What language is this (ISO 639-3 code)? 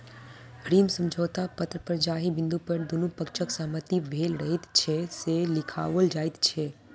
mai